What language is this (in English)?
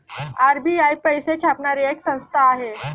Marathi